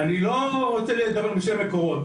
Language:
Hebrew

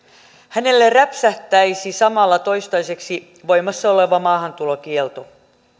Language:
Finnish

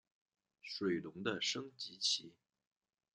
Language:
Chinese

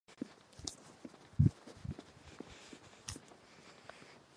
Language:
Czech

